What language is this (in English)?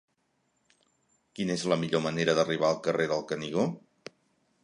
Catalan